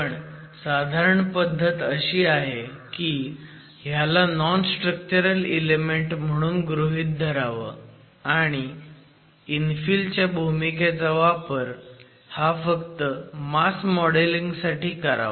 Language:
Marathi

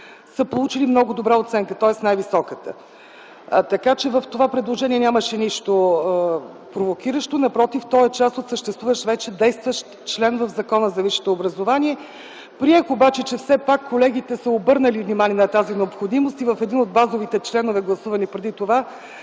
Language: Bulgarian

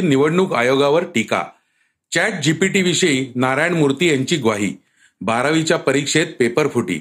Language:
Marathi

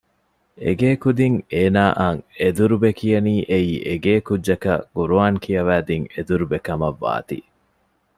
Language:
Divehi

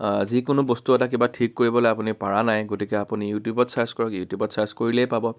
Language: Assamese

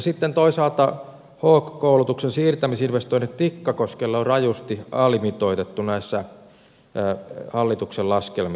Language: Finnish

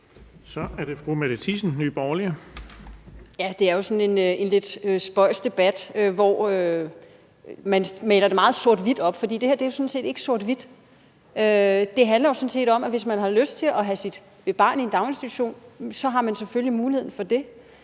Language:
Danish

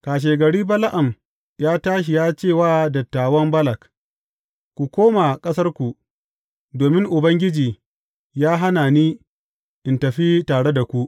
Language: Hausa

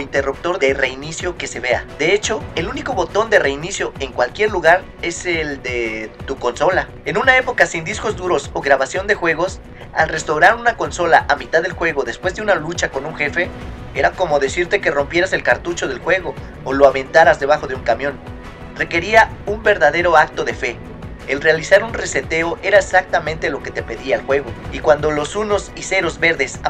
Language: Spanish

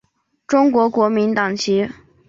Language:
Chinese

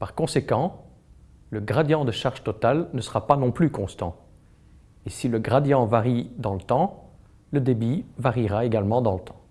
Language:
French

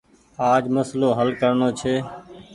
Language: Goaria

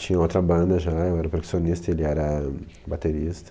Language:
Portuguese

